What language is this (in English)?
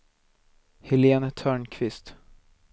Swedish